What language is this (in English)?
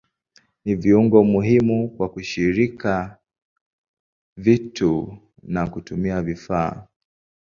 Swahili